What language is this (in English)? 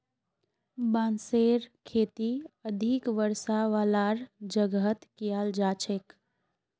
Magahi